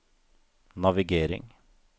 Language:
Norwegian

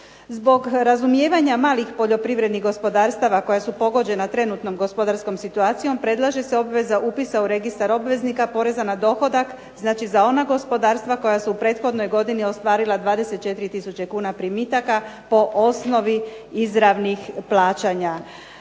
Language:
Croatian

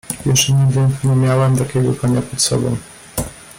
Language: Polish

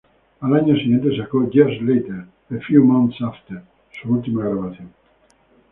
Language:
Spanish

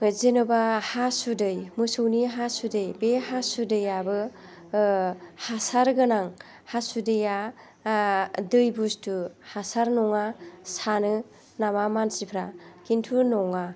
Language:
Bodo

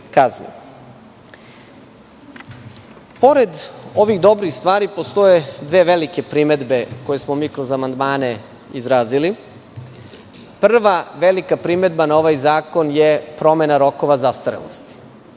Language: Serbian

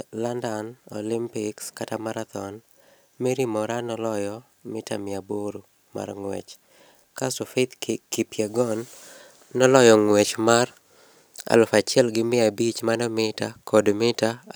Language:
Luo (Kenya and Tanzania)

